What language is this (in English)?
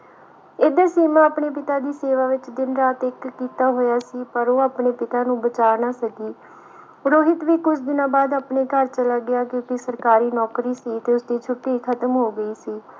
Punjabi